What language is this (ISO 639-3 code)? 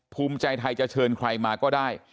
tha